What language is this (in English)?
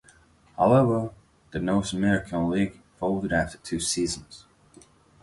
English